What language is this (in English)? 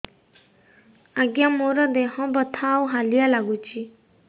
Odia